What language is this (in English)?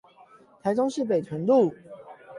Chinese